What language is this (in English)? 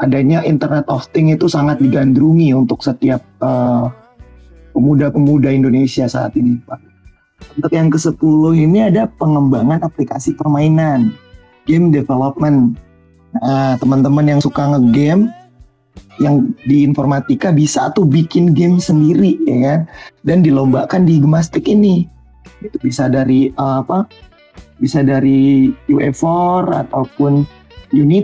Indonesian